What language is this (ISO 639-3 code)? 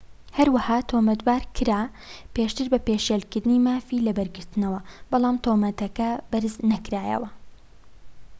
ckb